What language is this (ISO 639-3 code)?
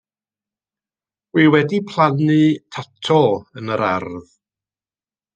cym